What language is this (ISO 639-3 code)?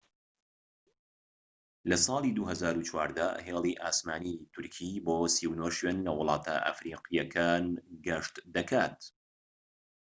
ckb